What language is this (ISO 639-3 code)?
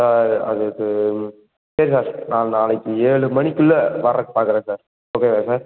tam